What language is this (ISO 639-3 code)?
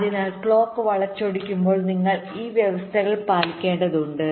mal